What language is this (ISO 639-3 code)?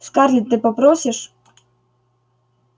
rus